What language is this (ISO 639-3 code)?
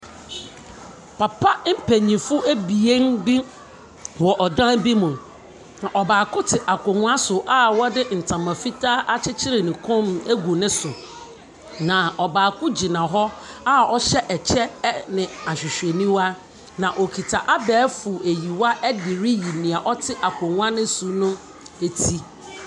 aka